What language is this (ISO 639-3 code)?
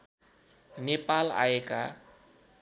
nep